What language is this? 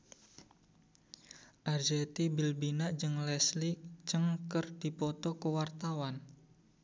Sundanese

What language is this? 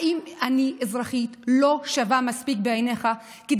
Hebrew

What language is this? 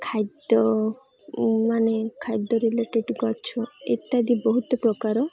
Odia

